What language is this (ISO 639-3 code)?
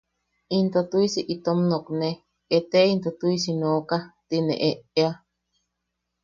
yaq